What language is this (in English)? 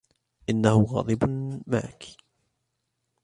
Arabic